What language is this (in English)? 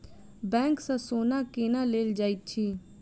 Maithili